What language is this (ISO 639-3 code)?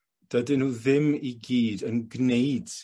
cym